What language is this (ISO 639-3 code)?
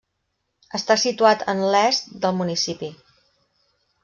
cat